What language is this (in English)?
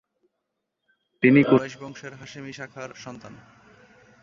Bangla